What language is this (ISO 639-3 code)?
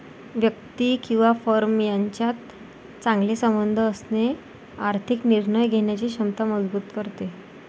mar